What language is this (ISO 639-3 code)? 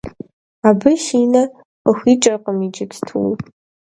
kbd